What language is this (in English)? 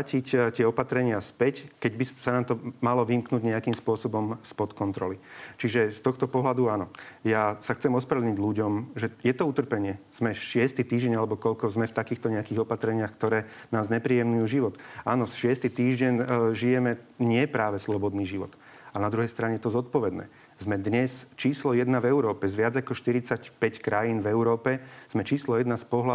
Slovak